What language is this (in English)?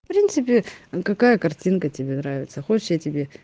Russian